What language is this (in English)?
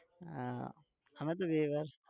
Gujarati